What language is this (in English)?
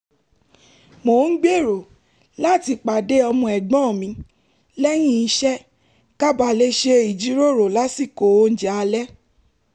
Yoruba